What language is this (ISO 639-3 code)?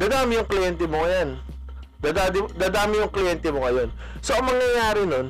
fil